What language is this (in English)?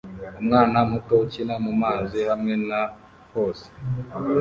Kinyarwanda